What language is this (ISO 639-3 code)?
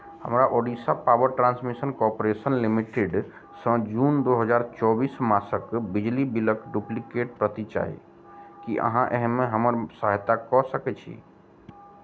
mai